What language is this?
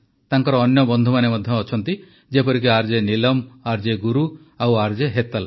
Odia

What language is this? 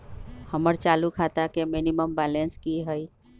Magahi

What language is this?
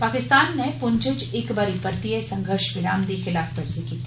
Dogri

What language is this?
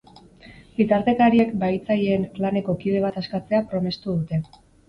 Basque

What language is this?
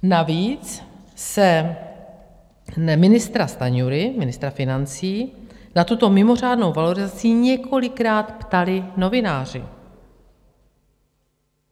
Czech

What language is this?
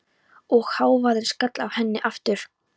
Icelandic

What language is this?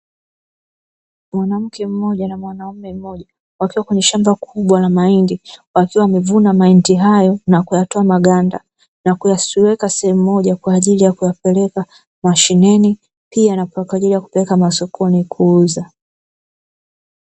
Swahili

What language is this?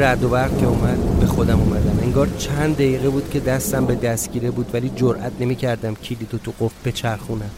Persian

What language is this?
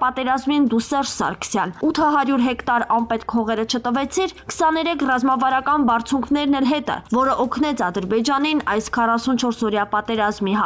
Hindi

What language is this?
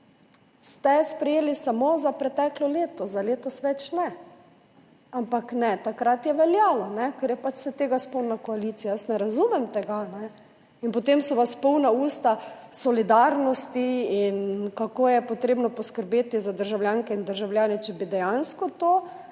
Slovenian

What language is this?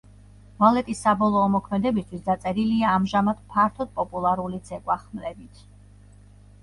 Georgian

